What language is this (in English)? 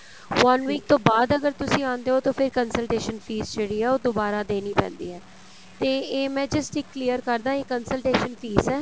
Punjabi